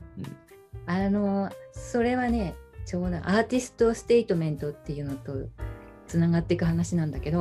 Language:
Japanese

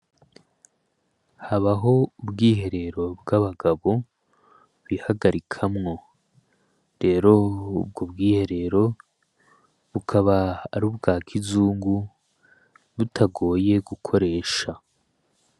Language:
Rundi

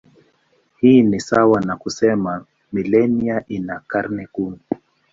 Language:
Swahili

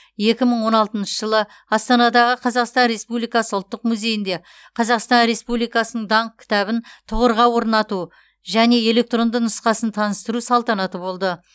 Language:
Kazakh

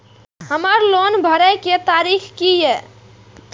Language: Maithili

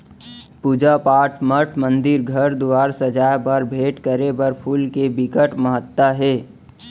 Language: Chhattisgarhi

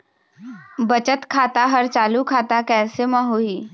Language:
Chhattisgarhi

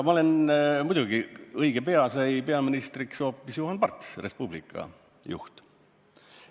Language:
Estonian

